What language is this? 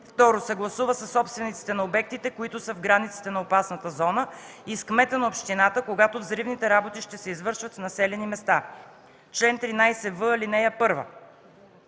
Bulgarian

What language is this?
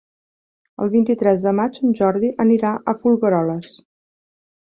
Catalan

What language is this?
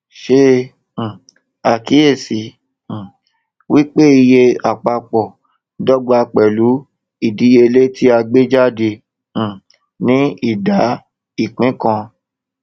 Yoruba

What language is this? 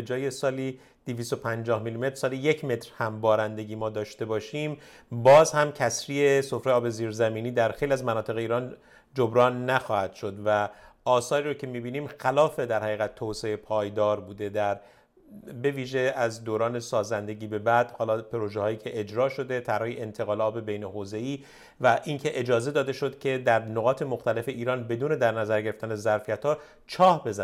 Persian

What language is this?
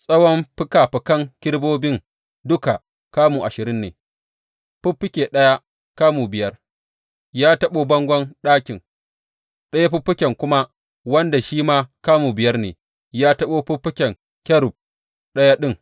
Hausa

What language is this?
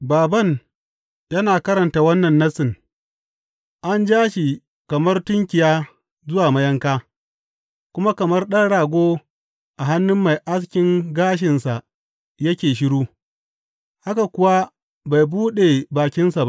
Hausa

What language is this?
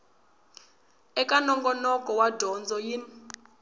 Tsonga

